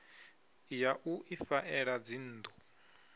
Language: Venda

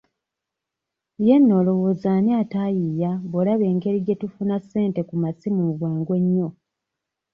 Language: Ganda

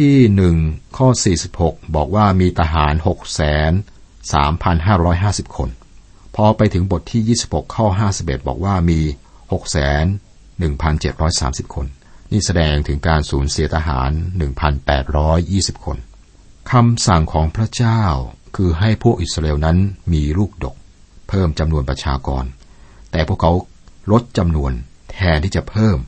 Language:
Thai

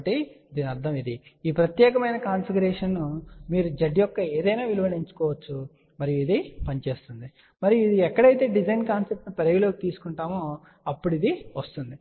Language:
Telugu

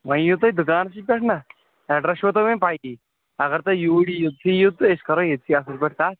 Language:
Kashmiri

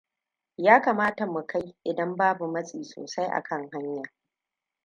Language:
Hausa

